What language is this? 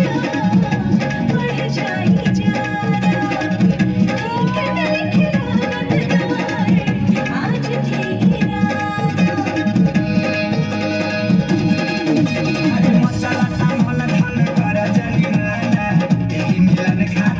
Hindi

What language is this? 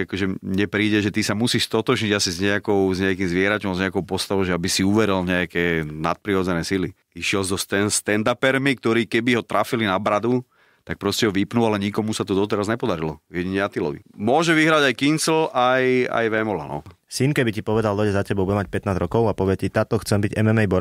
Slovak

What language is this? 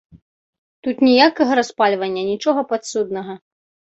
Belarusian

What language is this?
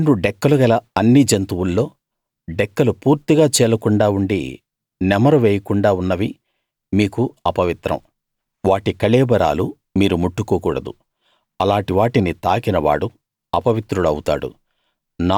Telugu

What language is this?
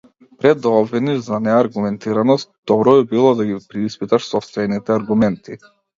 Macedonian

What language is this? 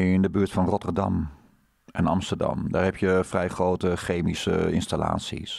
Dutch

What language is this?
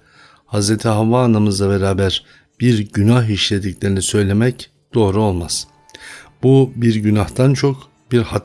Turkish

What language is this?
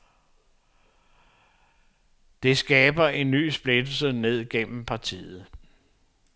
Danish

